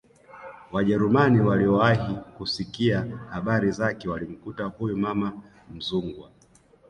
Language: Swahili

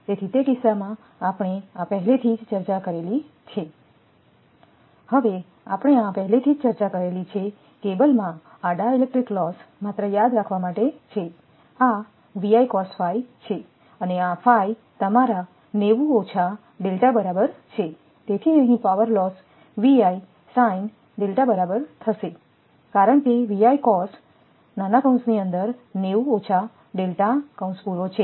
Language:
Gujarati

